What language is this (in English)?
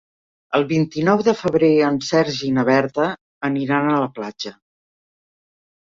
Catalan